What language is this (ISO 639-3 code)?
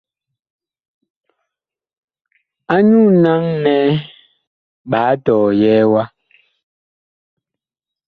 bkh